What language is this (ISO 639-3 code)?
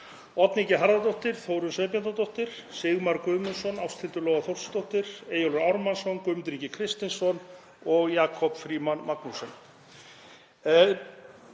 isl